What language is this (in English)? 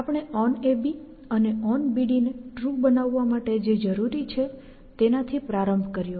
Gujarati